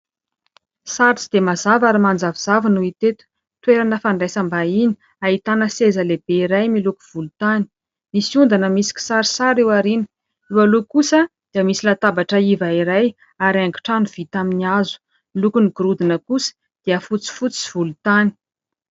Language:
Malagasy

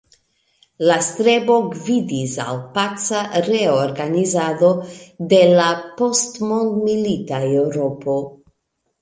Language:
Esperanto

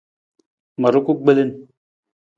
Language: Nawdm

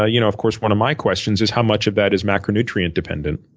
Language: English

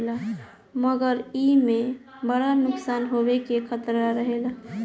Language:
Bhojpuri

